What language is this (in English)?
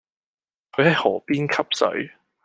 Cantonese